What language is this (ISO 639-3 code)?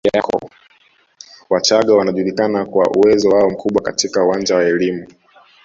swa